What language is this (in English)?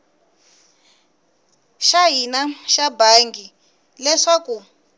Tsonga